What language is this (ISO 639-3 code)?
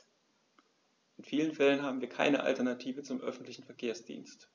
deu